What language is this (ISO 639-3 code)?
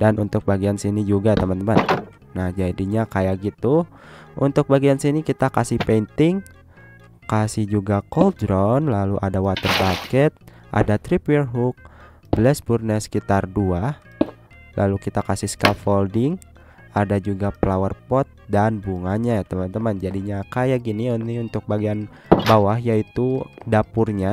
ind